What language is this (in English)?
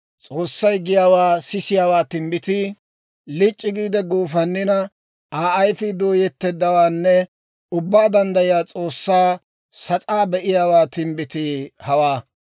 Dawro